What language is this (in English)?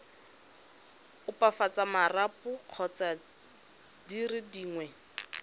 Tswana